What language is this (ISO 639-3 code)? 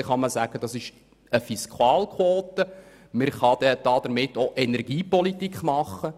gsw